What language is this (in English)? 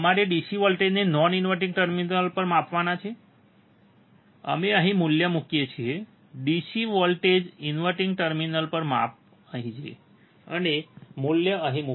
Gujarati